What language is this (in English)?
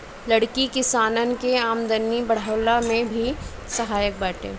Bhojpuri